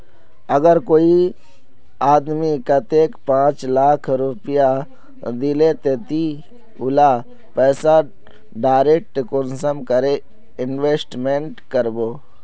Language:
Magahi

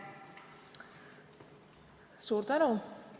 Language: Estonian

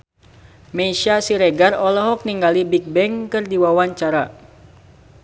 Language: Sundanese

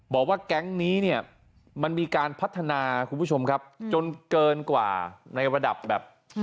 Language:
Thai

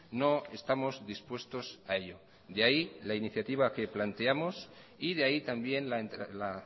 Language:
Spanish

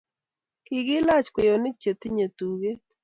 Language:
Kalenjin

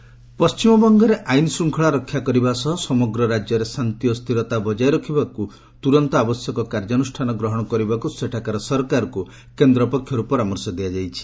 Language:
Odia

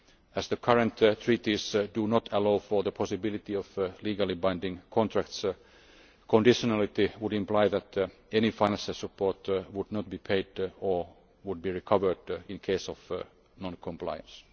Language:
English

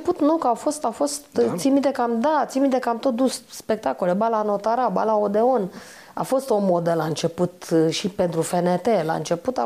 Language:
Romanian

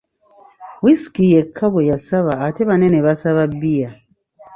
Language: Ganda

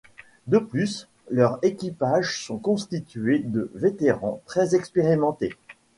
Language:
French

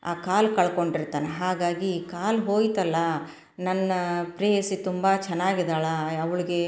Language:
Kannada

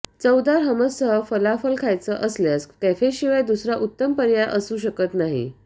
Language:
Marathi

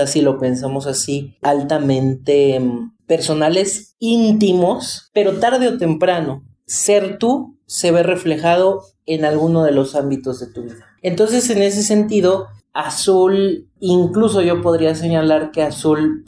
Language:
Spanish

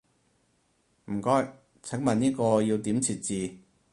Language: Cantonese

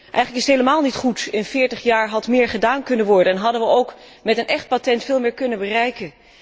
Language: Dutch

